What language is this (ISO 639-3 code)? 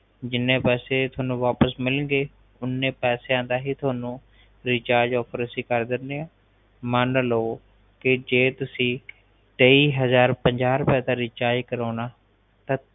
pan